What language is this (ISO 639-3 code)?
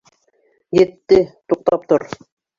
bak